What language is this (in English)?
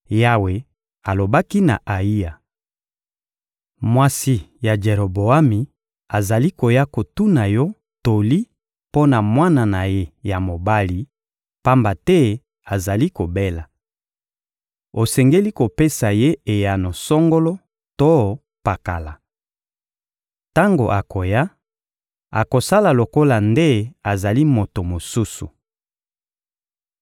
Lingala